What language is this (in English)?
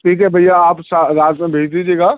Urdu